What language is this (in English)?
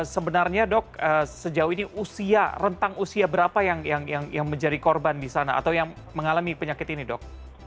Indonesian